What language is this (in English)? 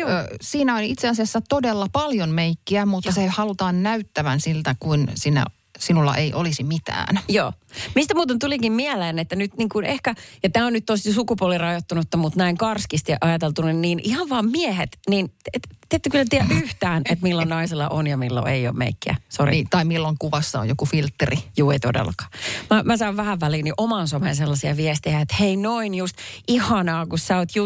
Finnish